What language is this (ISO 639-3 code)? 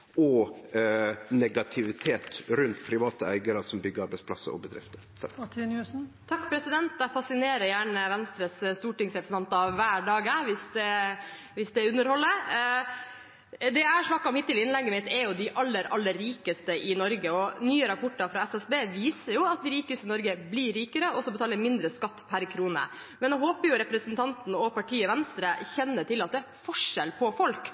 nor